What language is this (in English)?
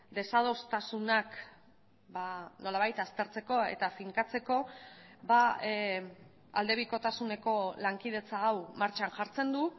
Basque